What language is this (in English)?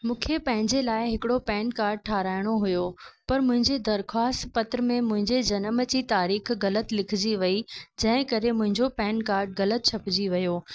Sindhi